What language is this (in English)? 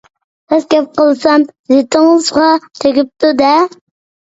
Uyghur